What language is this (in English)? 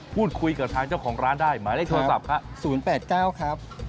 Thai